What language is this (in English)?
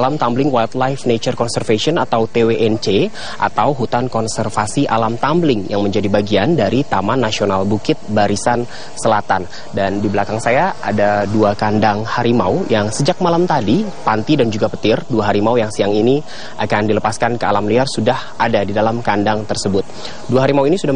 Indonesian